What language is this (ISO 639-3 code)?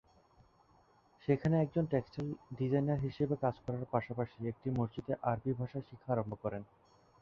ben